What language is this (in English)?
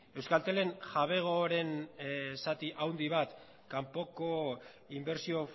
Basque